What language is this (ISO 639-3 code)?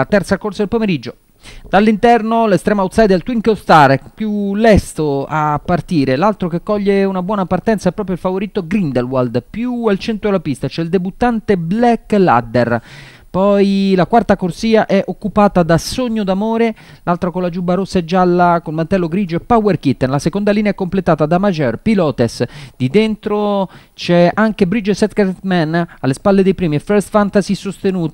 ita